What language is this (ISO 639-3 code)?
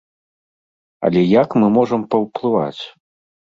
bel